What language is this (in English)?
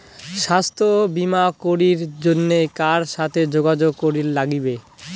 Bangla